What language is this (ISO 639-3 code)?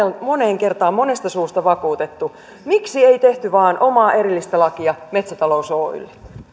fin